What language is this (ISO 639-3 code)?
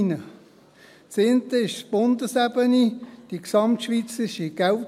gsw